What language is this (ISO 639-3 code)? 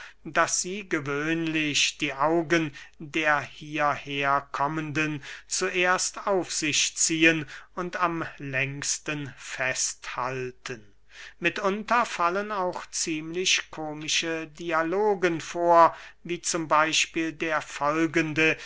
deu